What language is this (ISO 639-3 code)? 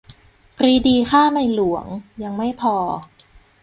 tha